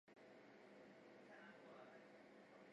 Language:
Chinese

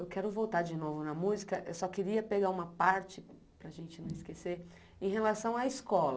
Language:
Portuguese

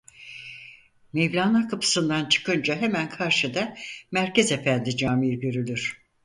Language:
Turkish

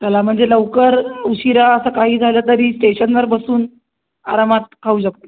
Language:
Marathi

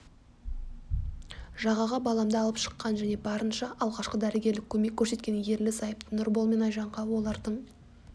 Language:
Kazakh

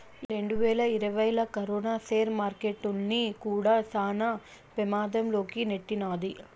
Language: Telugu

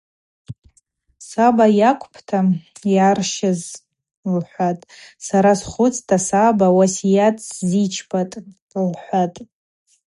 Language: Abaza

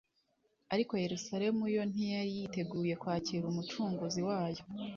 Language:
Kinyarwanda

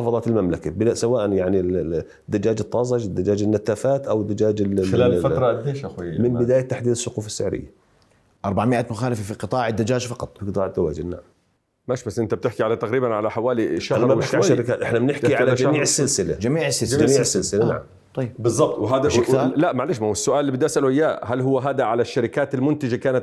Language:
Arabic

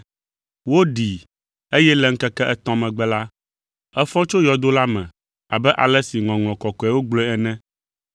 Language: Ewe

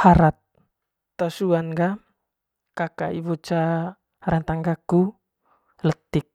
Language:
Manggarai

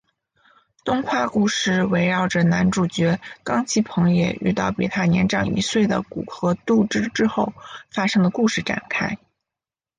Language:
Chinese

